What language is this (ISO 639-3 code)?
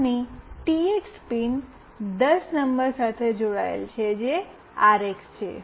guj